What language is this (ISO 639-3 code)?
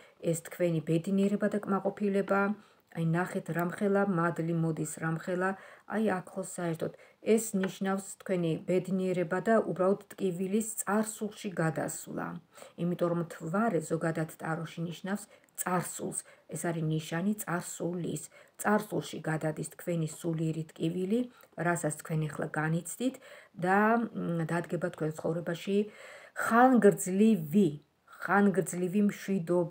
ron